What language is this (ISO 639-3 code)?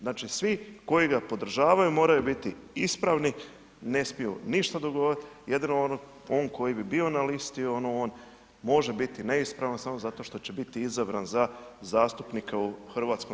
hrv